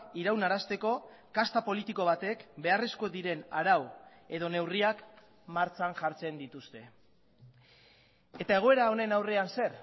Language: Basque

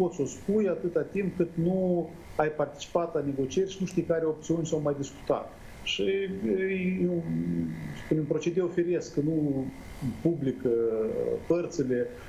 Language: Romanian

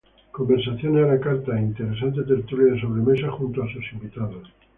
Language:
Spanish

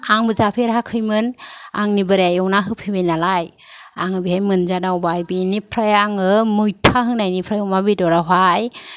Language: Bodo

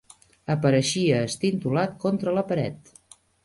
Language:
Catalan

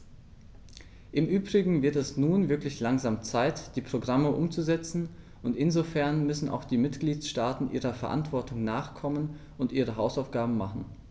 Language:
German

